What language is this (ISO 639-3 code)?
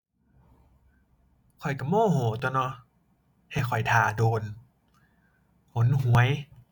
tha